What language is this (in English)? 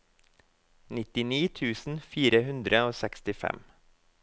Norwegian